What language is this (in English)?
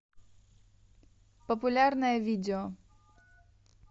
Russian